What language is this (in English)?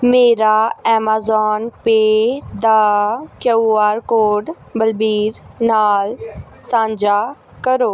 Punjabi